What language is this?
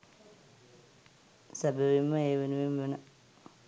Sinhala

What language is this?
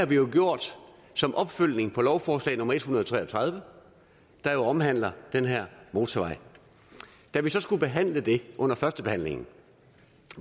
Danish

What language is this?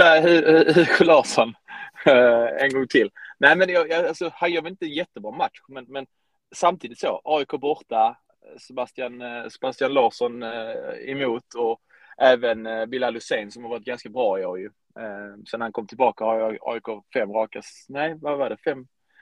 Swedish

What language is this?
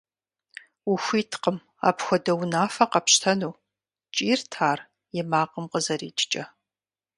Kabardian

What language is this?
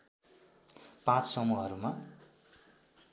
Nepali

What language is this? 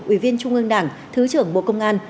Vietnamese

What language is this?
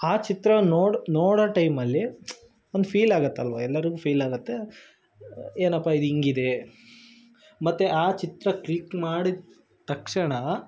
Kannada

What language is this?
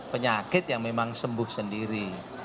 Indonesian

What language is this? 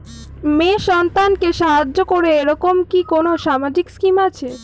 Bangla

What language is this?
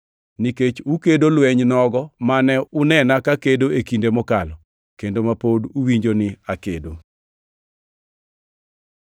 Luo (Kenya and Tanzania)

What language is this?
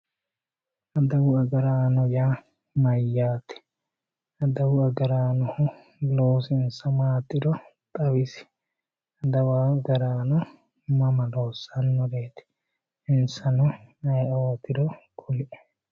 Sidamo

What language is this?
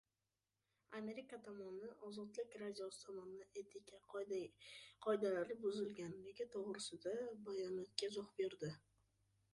Uzbek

